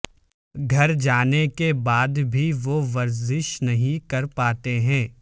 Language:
Urdu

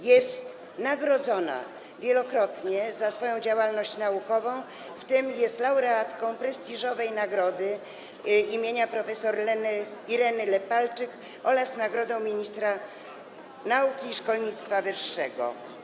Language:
Polish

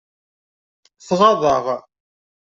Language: Kabyle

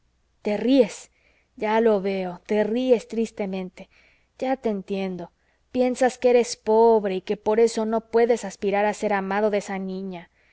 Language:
Spanish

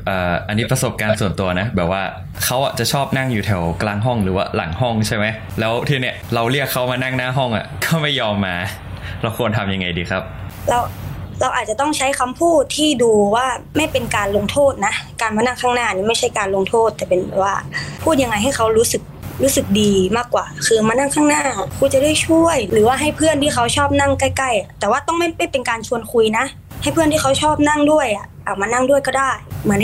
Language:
Thai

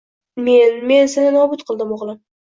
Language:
Uzbek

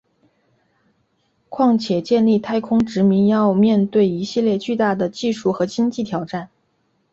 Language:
Chinese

